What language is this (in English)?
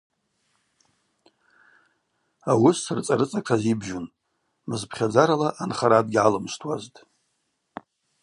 Abaza